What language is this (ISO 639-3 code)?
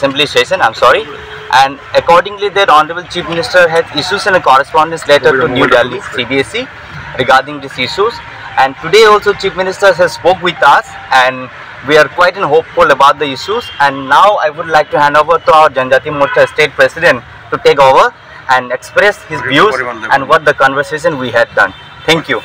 ben